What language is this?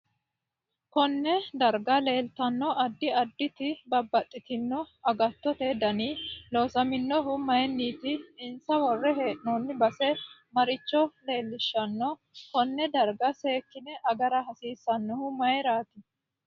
Sidamo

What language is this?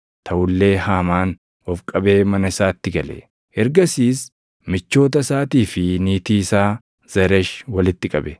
Oromo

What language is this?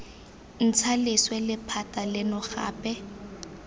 Tswana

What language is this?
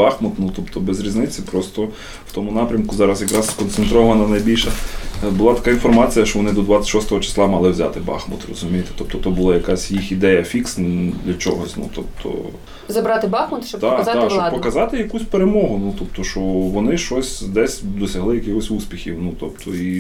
Ukrainian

